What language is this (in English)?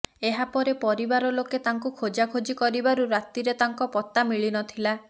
Odia